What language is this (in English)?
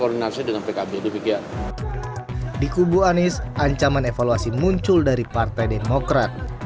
Indonesian